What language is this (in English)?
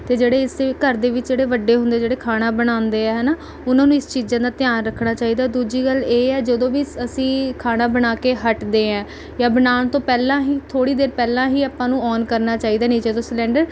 Punjabi